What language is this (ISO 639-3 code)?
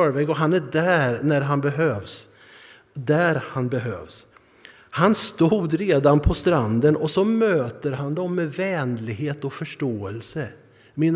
swe